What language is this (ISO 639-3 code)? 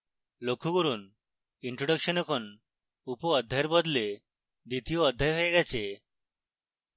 ben